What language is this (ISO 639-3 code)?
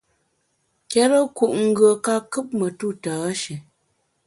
bax